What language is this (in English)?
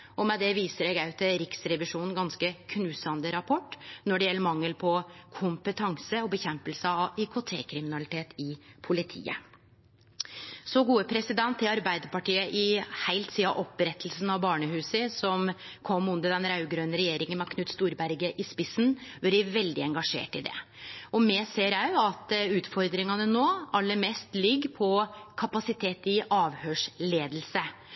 Norwegian Nynorsk